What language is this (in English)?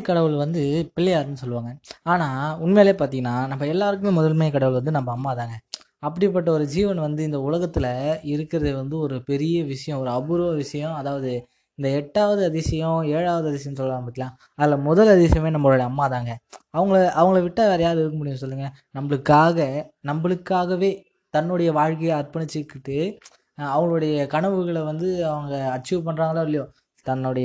Tamil